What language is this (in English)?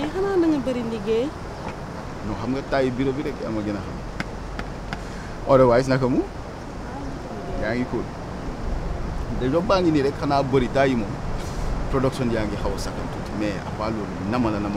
French